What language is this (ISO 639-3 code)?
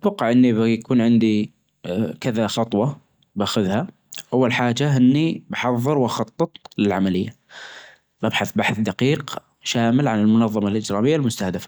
ars